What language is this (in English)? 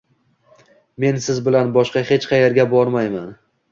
Uzbek